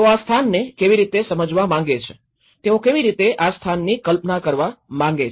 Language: Gujarati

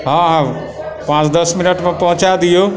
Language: Maithili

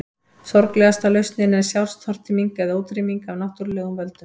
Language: Icelandic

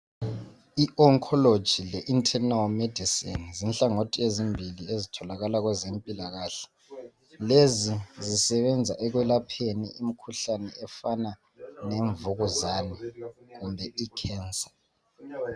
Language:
North Ndebele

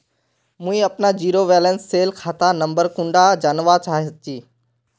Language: Magahi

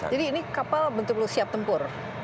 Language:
Indonesian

